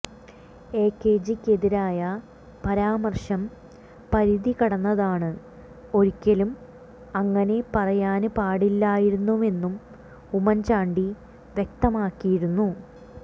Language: Malayalam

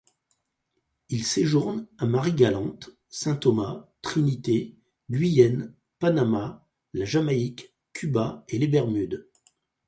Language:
French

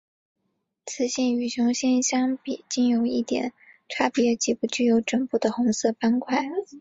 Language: Chinese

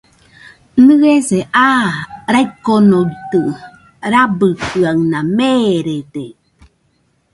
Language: Nüpode Huitoto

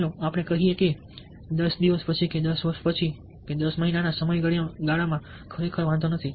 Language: Gujarati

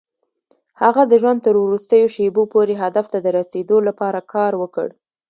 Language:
Pashto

